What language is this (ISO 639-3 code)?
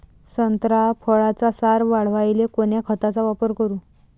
mar